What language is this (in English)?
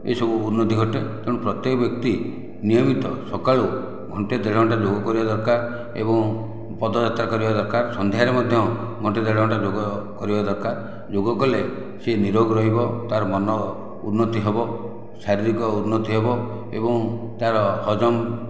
Odia